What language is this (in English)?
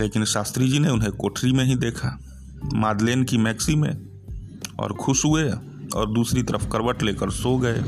Hindi